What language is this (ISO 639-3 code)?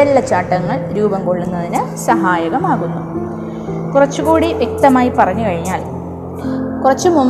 mal